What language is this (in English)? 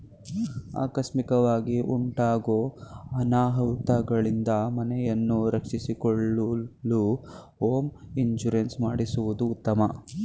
Kannada